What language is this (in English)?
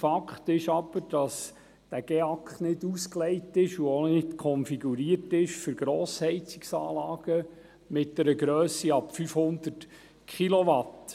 Swiss German